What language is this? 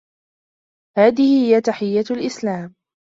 Arabic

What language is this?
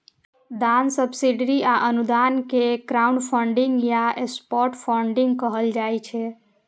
Maithili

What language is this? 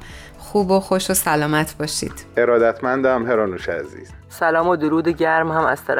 Persian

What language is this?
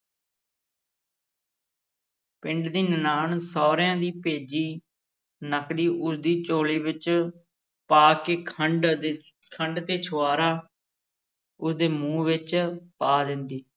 Punjabi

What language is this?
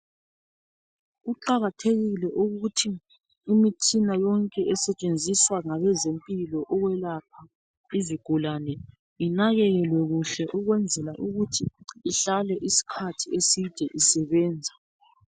North Ndebele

